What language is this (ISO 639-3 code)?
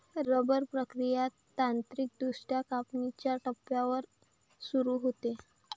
mar